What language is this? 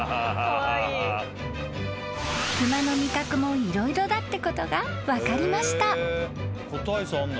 Japanese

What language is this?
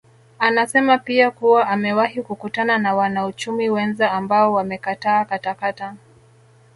Swahili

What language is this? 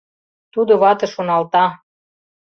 Mari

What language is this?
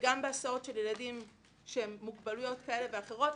Hebrew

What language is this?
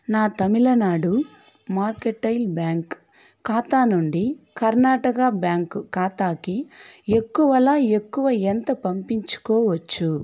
Telugu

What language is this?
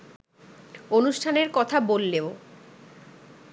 Bangla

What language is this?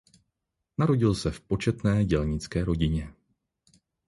Czech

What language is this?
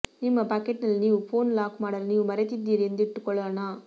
Kannada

